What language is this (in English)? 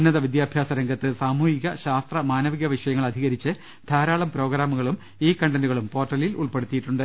Malayalam